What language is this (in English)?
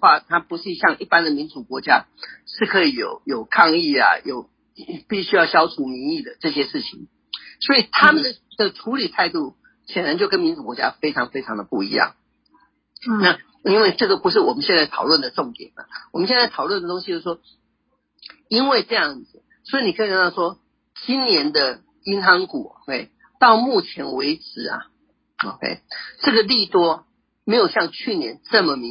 Chinese